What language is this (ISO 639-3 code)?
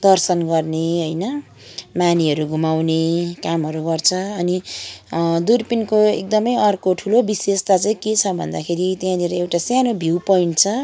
nep